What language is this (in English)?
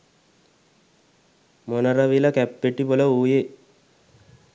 Sinhala